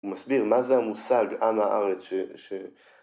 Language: Hebrew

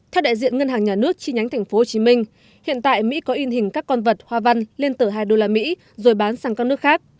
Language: Vietnamese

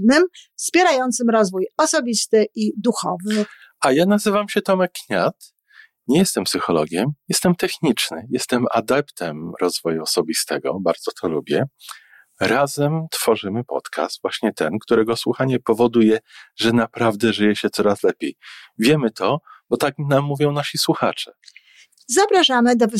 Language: Polish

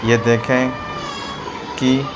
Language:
Urdu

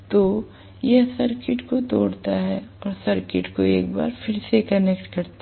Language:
Hindi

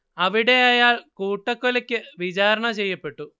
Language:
Malayalam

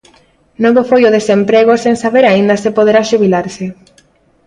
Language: Galician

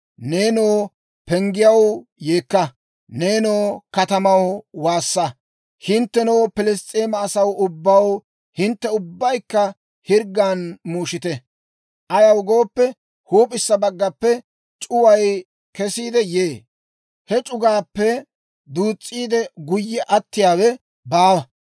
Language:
Dawro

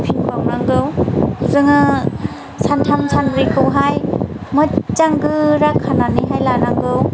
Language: Bodo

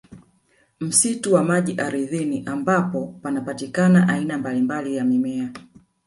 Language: Swahili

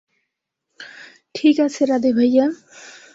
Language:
Bangla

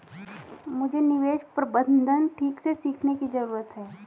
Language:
Hindi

